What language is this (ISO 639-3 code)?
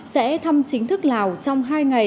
vie